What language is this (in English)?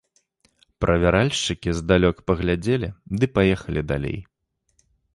Belarusian